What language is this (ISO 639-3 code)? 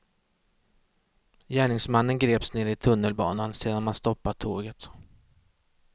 swe